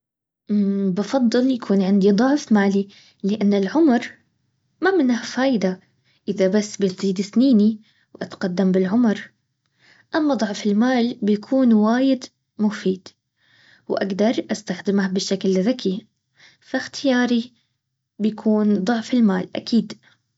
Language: Baharna Arabic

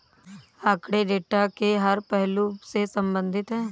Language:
Hindi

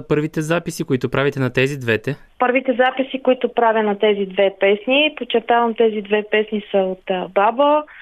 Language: Bulgarian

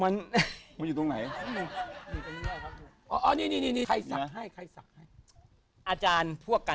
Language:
Thai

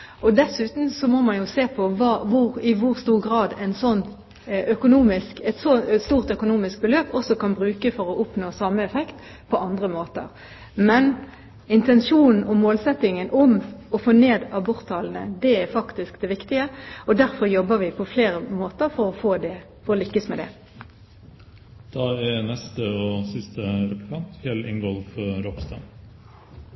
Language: Norwegian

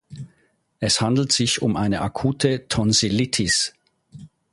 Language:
German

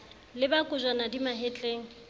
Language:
Southern Sotho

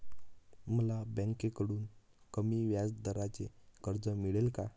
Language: Marathi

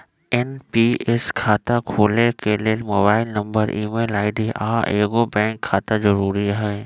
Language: Magahi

